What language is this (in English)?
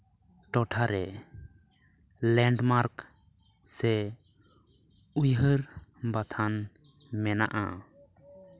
Santali